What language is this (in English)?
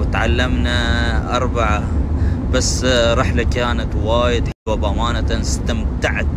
Arabic